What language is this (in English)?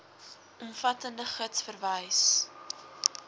Afrikaans